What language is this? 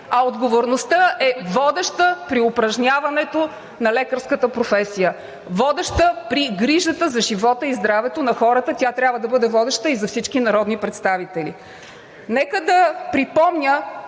Bulgarian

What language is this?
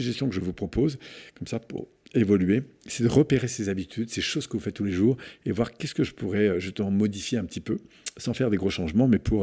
French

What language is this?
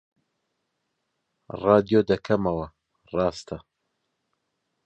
Central Kurdish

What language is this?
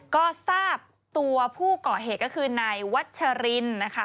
Thai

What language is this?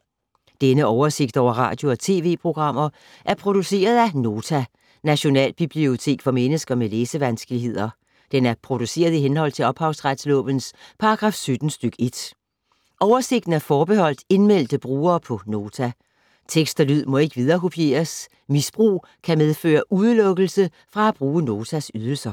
Danish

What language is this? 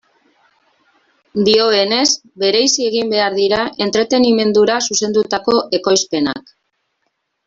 Basque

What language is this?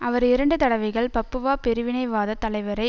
Tamil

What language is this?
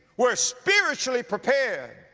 English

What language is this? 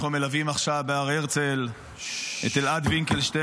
Hebrew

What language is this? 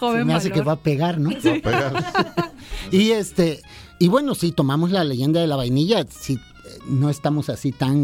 Spanish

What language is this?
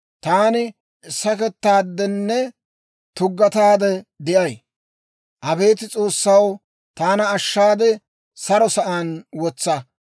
Dawro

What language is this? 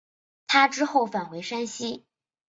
Chinese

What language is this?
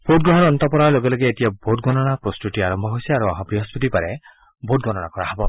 Assamese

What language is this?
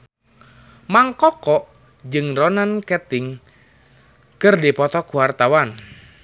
Sundanese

